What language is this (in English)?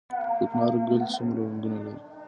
Pashto